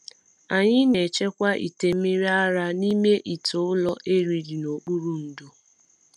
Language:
Igbo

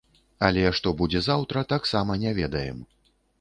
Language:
Belarusian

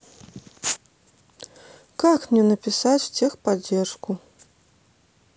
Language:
Russian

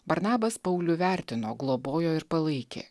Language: Lithuanian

